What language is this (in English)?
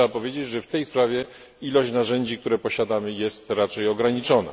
Polish